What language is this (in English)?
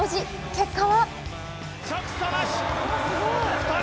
Japanese